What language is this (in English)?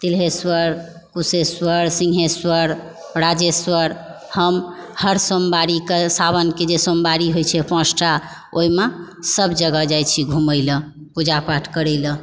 Maithili